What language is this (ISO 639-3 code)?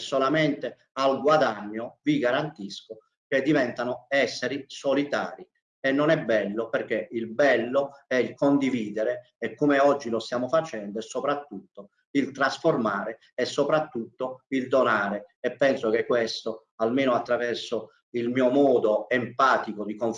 ita